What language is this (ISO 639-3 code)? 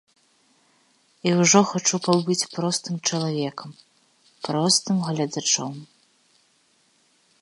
bel